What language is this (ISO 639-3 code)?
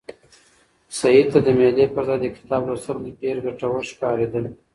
pus